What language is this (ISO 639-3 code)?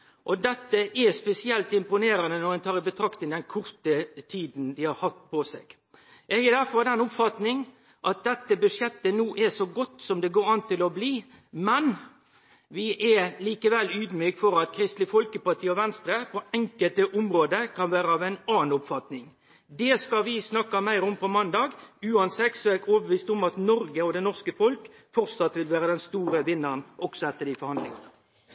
nno